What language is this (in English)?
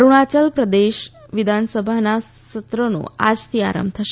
Gujarati